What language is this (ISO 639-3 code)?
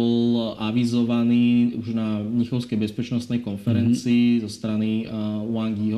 slk